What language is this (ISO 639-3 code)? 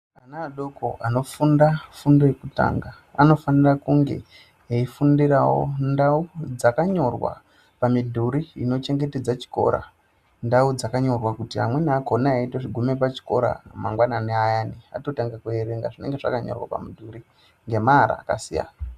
ndc